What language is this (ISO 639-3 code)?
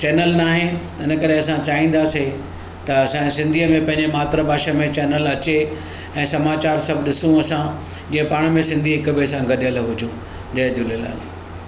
snd